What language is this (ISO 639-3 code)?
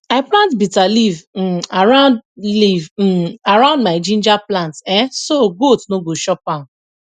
pcm